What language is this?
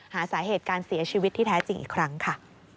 Thai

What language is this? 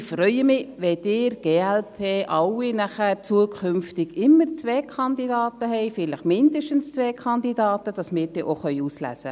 Swiss German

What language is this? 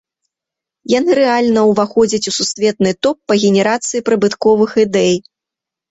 Belarusian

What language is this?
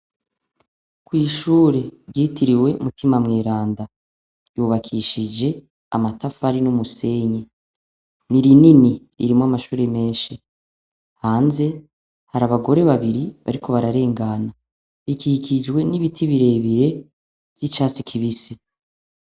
Rundi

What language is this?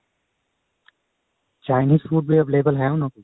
Punjabi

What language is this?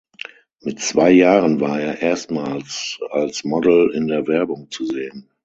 German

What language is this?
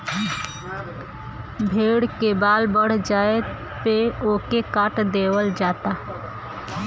Bhojpuri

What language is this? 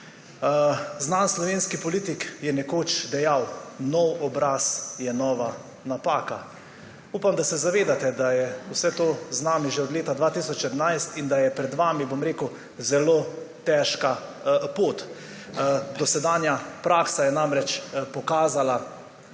Slovenian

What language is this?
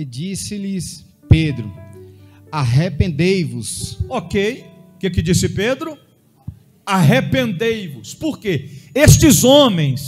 Portuguese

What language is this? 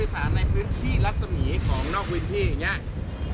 Thai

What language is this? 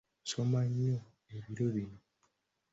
Ganda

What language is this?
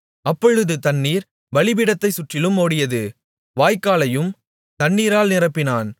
Tamil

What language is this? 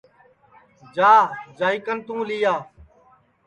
Sansi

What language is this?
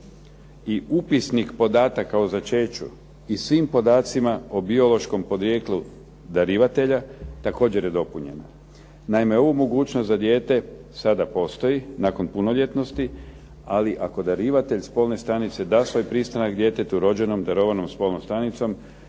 Croatian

